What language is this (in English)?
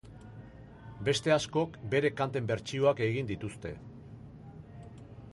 Basque